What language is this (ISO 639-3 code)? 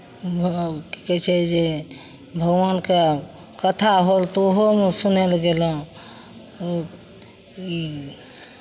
mai